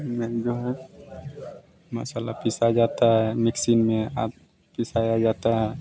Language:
Hindi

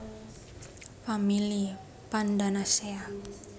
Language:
Javanese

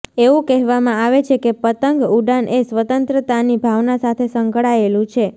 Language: Gujarati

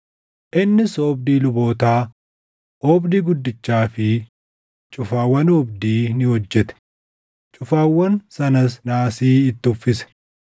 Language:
Oromo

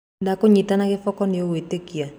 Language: Kikuyu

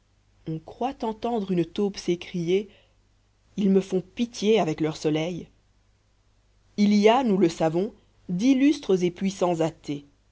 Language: French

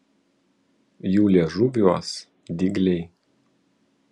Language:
Lithuanian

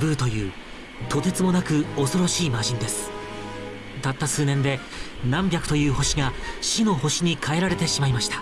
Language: Japanese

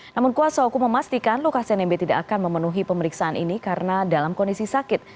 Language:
Indonesian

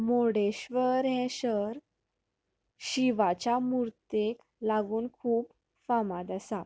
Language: Konkani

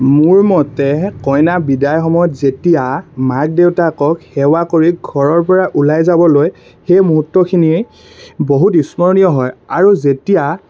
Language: Assamese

